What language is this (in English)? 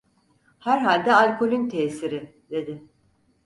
Turkish